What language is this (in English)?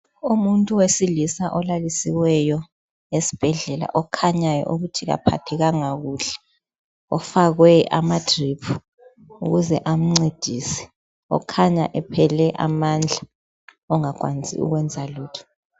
North Ndebele